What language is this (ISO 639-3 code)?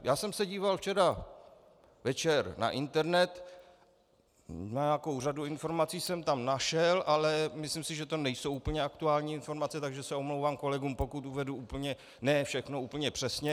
ces